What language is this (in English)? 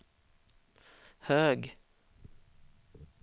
Swedish